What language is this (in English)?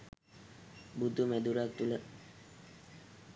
Sinhala